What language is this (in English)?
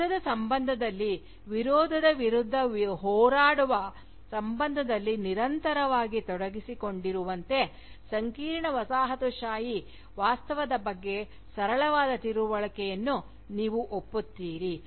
Kannada